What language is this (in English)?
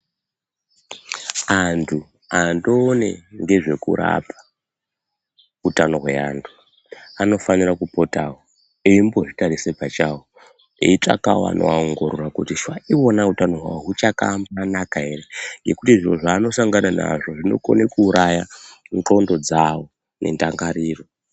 Ndau